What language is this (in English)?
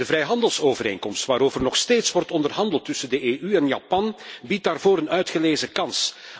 Dutch